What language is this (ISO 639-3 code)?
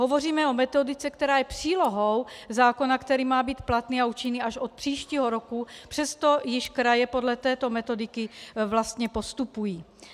ces